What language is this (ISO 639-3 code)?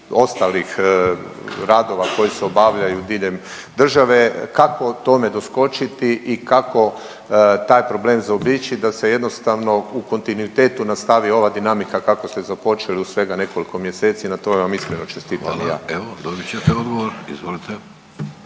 hrv